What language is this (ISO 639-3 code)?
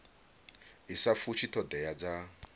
ven